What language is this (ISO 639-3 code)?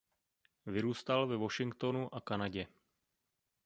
ces